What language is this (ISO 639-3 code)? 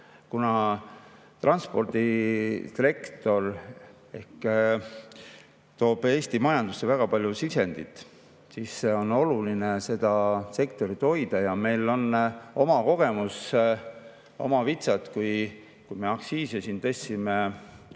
est